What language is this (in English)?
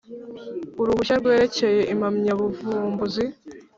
Kinyarwanda